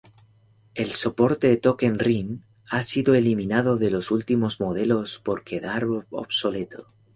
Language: Spanish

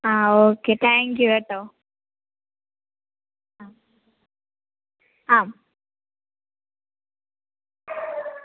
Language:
Malayalam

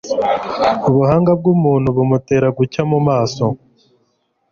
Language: Kinyarwanda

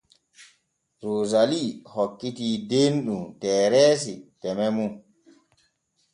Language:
Borgu Fulfulde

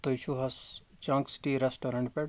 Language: Kashmiri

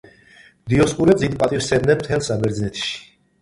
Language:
Georgian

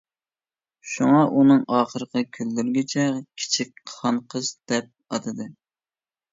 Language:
Uyghur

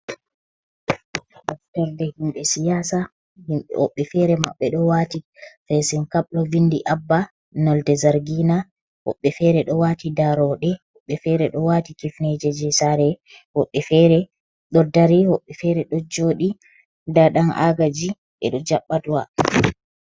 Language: Fula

